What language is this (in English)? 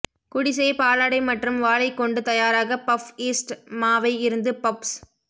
Tamil